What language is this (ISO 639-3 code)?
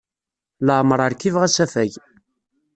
kab